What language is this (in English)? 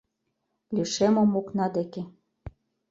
Mari